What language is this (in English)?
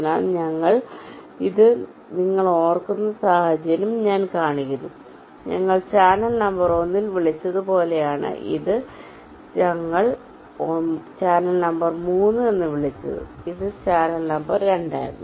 Malayalam